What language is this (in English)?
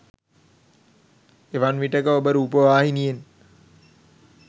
Sinhala